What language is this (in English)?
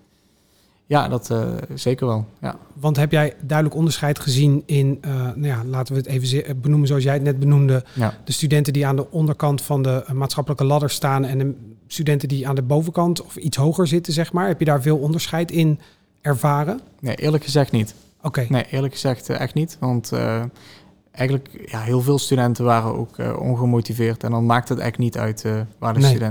Dutch